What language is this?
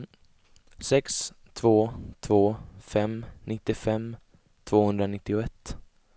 Swedish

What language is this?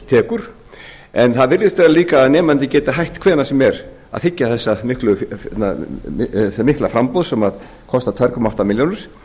Icelandic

